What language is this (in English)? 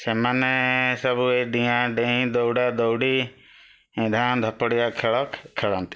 Odia